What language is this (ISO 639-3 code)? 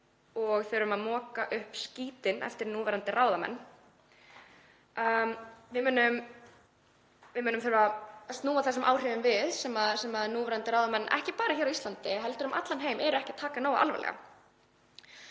isl